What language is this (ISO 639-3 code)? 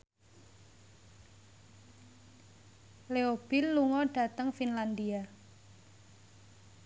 jav